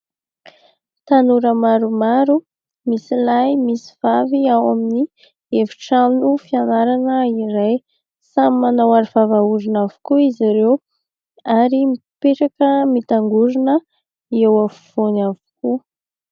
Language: Malagasy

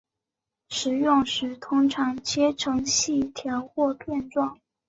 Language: Chinese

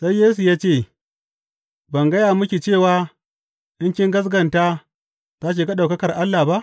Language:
Hausa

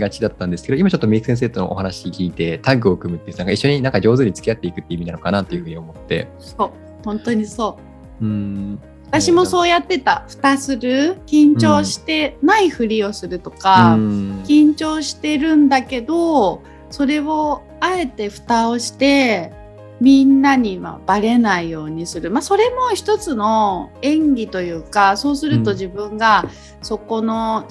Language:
Japanese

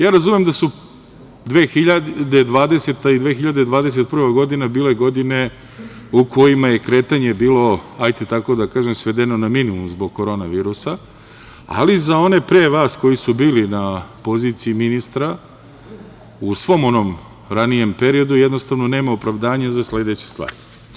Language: Serbian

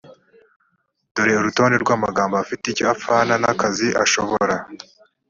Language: Kinyarwanda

